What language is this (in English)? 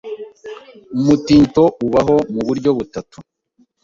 Kinyarwanda